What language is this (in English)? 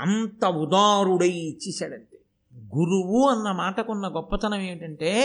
Telugu